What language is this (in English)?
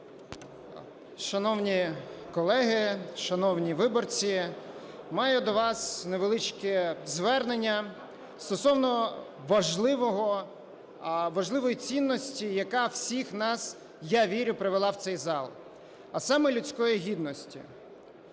Ukrainian